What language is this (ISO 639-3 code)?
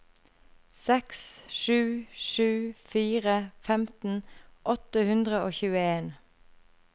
nor